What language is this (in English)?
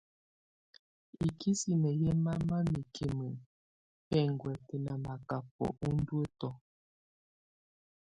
Tunen